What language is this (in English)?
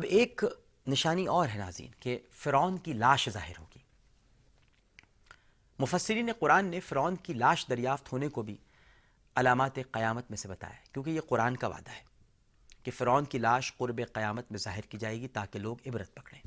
Urdu